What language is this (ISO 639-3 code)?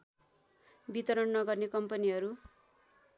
nep